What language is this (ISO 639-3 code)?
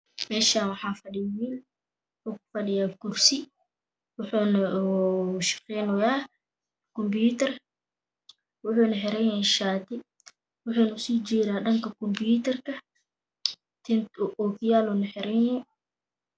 som